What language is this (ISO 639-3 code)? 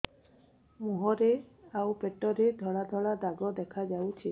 ori